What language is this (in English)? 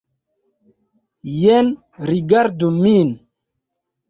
Esperanto